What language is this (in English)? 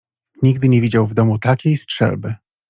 Polish